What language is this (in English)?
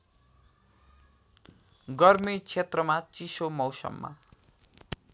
Nepali